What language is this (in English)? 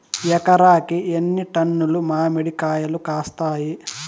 Telugu